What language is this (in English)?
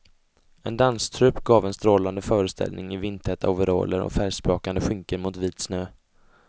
Swedish